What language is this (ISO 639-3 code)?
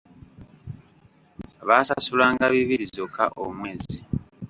lug